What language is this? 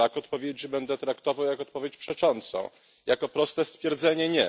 Polish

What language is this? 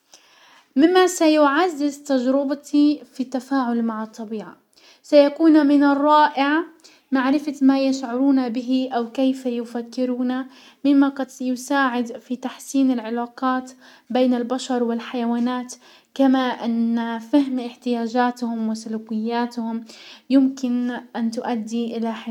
Hijazi Arabic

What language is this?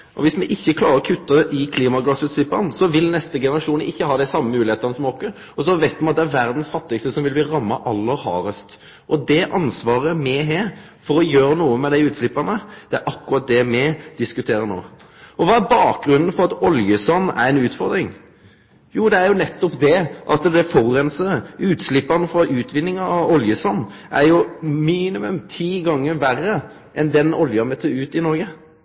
Norwegian Nynorsk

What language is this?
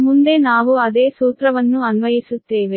Kannada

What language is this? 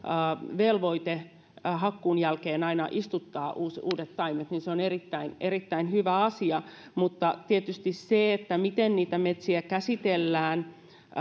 Finnish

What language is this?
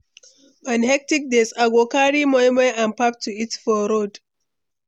Nigerian Pidgin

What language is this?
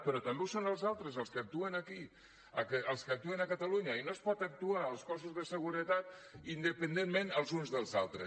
Catalan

